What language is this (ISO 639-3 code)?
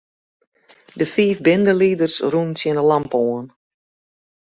fry